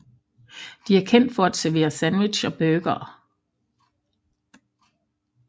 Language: Danish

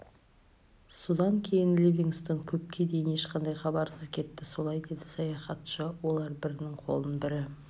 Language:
Kazakh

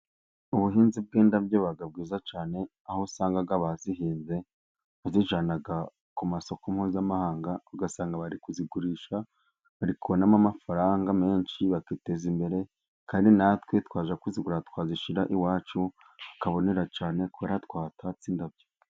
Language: Kinyarwanda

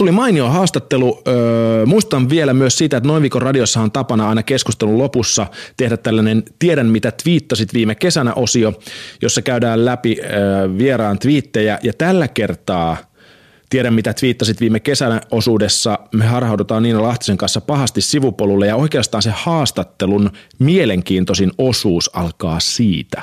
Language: Finnish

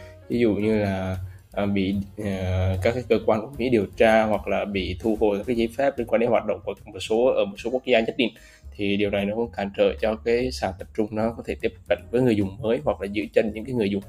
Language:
Vietnamese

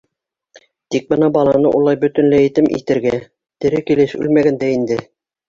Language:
Bashkir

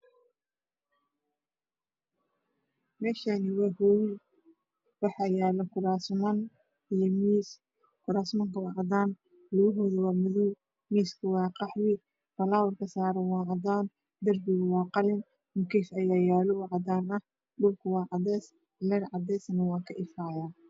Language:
Somali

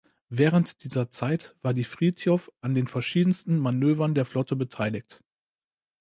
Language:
German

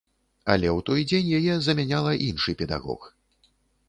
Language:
Belarusian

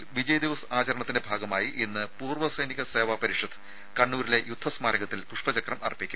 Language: Malayalam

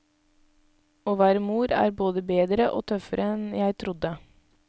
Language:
Norwegian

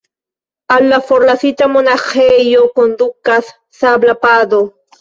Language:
Esperanto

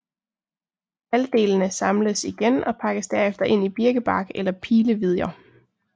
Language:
Danish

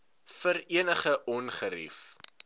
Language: Afrikaans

